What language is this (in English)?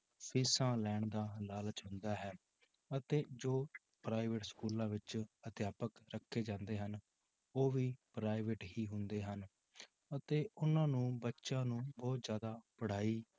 Punjabi